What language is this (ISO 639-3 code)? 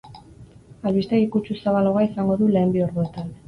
eus